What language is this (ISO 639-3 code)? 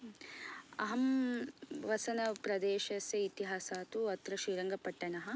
san